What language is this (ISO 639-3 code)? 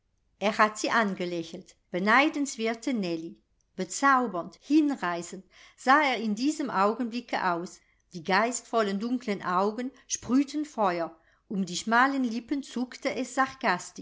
deu